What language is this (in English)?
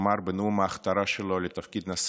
Hebrew